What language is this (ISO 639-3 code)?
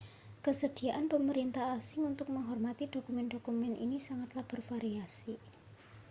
ind